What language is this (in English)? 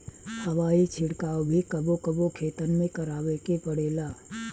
Bhojpuri